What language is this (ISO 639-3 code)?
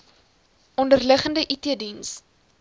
afr